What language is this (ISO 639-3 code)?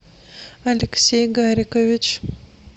rus